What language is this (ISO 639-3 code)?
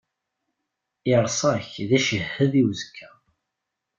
kab